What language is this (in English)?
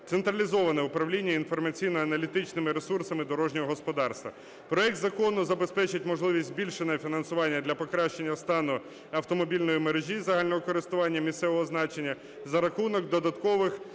Ukrainian